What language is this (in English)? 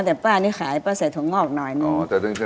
Thai